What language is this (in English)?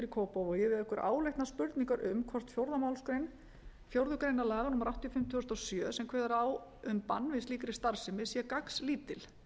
Icelandic